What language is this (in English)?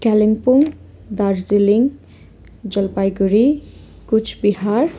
Nepali